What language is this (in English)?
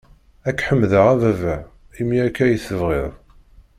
Kabyle